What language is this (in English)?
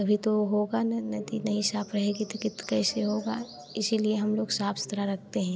Hindi